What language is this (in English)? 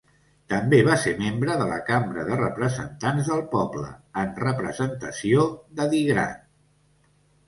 Catalan